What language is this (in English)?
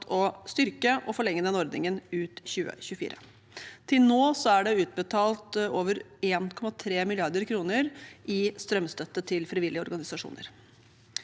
Norwegian